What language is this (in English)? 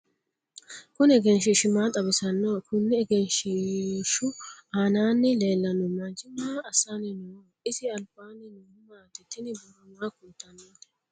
Sidamo